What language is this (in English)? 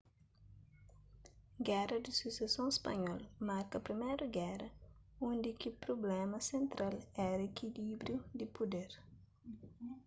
Kabuverdianu